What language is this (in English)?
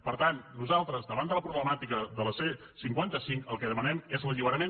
Catalan